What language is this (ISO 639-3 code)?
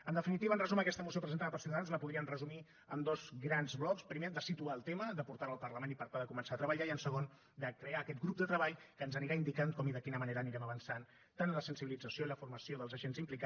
cat